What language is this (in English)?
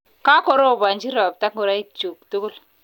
Kalenjin